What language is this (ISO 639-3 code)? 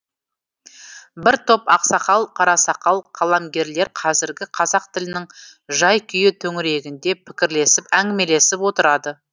kaz